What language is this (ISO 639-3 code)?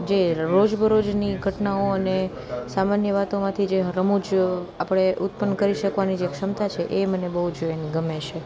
guj